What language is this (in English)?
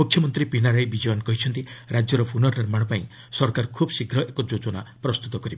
Odia